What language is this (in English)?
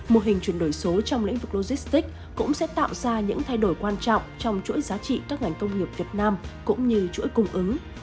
Vietnamese